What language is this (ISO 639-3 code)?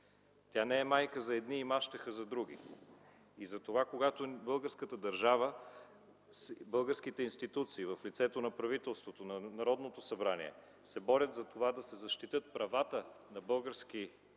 bul